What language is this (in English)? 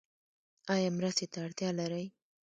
Pashto